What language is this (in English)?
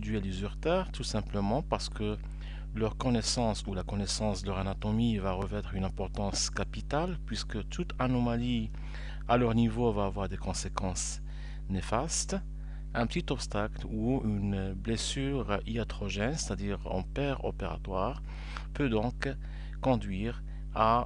French